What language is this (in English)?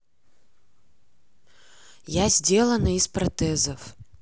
Russian